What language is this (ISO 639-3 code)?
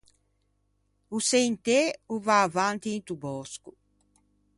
lij